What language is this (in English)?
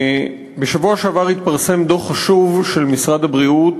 Hebrew